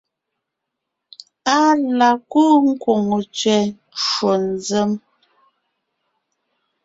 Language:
Ngiemboon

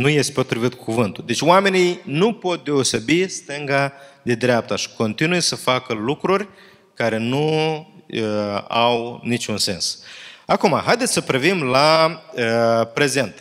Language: Romanian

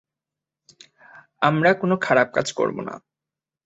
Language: Bangla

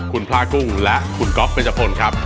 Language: Thai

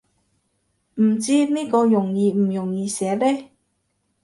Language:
Cantonese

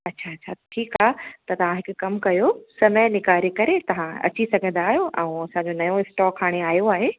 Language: Sindhi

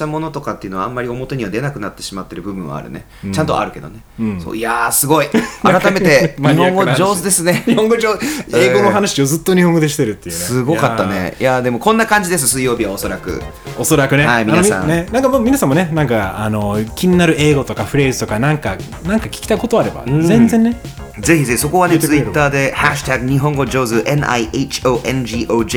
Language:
Japanese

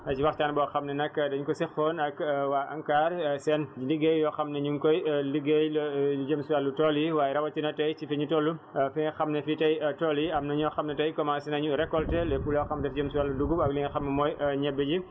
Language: Wolof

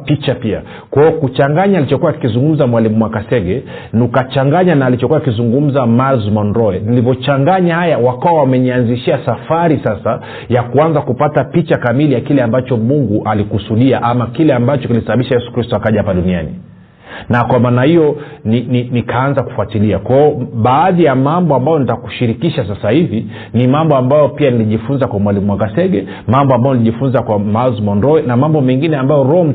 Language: Swahili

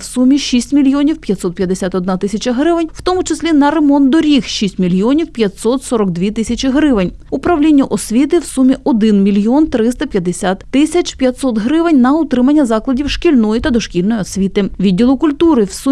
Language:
Ukrainian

